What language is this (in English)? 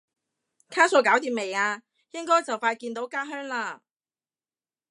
Cantonese